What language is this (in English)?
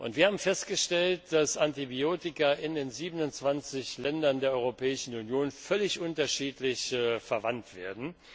German